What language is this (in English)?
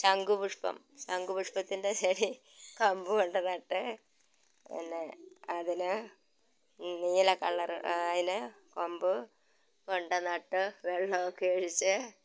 Malayalam